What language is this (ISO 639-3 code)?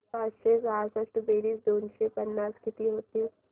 mar